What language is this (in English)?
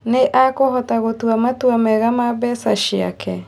Kikuyu